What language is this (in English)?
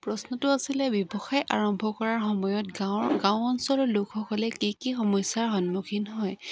Assamese